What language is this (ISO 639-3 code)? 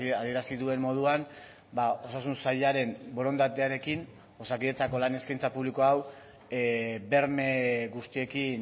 eus